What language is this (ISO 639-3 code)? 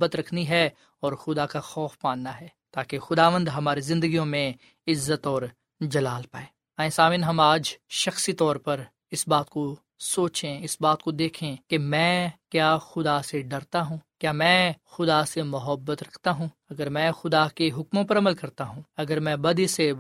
urd